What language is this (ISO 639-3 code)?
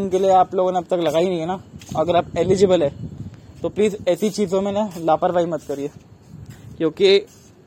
hin